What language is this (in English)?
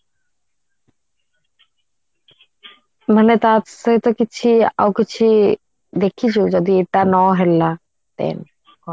Odia